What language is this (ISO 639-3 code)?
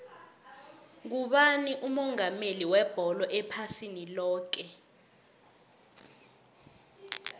nbl